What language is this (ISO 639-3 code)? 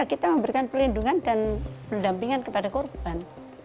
ind